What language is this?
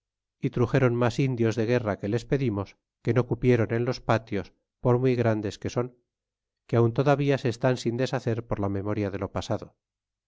Spanish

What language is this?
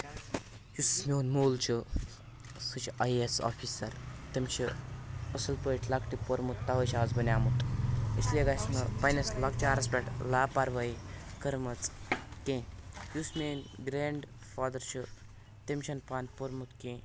Kashmiri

